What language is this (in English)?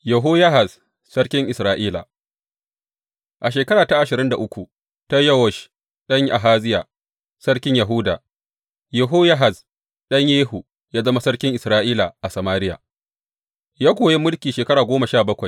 Hausa